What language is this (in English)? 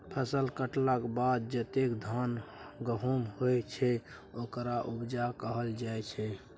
Maithili